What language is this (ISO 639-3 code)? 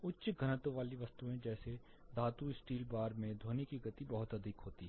hin